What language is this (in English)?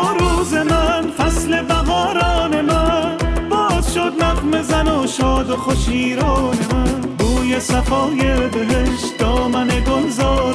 Persian